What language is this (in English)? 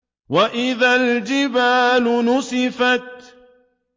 Arabic